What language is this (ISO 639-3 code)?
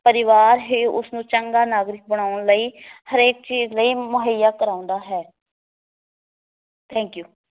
pan